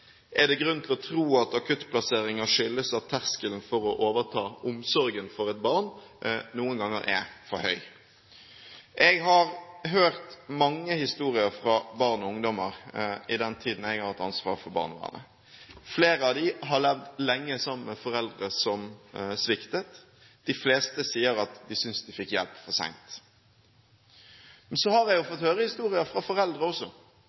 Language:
Norwegian Bokmål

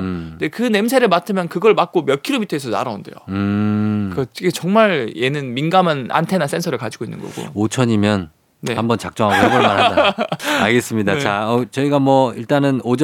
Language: Korean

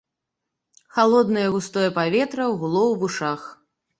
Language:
Belarusian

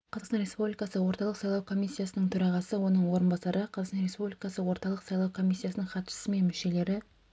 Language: Kazakh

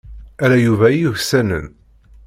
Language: Kabyle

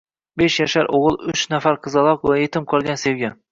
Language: Uzbek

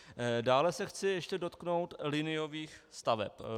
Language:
Czech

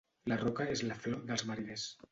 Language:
Catalan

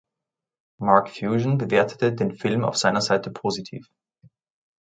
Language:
German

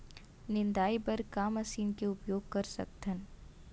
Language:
Chhattisgarhi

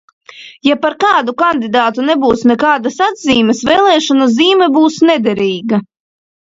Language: Latvian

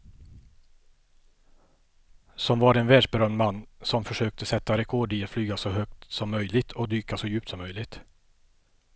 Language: Swedish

